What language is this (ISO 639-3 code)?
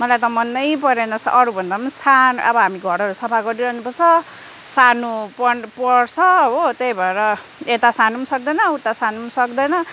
nep